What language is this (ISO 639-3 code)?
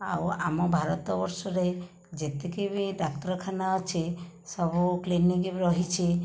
ori